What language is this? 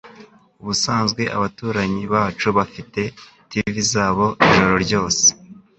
Kinyarwanda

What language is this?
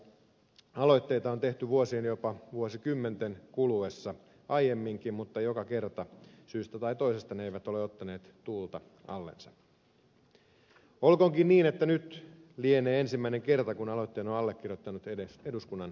Finnish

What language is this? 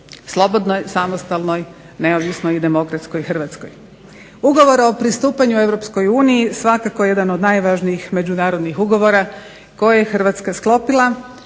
Croatian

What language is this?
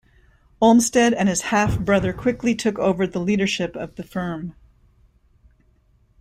English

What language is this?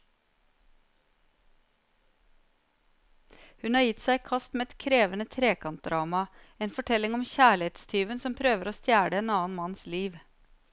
Norwegian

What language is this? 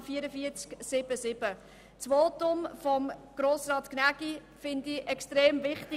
Swiss German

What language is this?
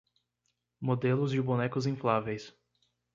Portuguese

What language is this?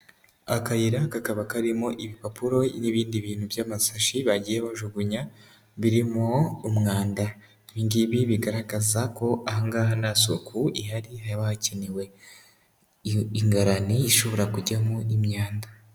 Kinyarwanda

